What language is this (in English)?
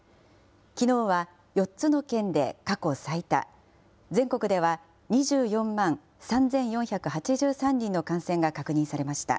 Japanese